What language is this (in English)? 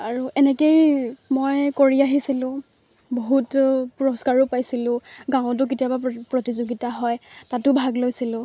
Assamese